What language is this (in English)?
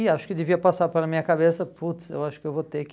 Portuguese